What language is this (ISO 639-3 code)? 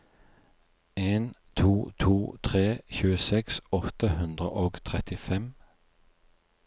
nor